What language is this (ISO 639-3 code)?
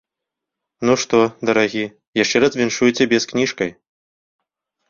bel